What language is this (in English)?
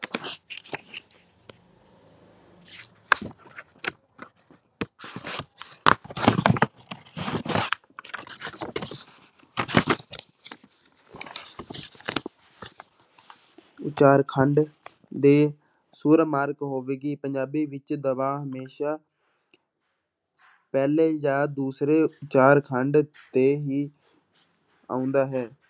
Punjabi